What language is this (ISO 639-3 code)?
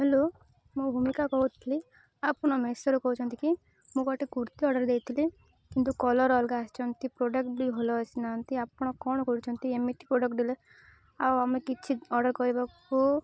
ori